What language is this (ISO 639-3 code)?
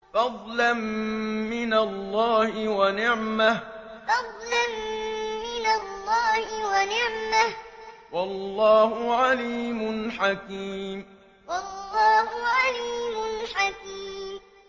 ara